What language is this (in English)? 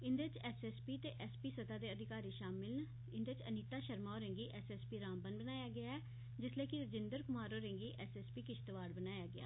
Dogri